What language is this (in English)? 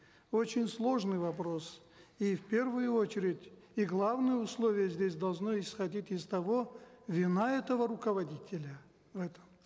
Kazakh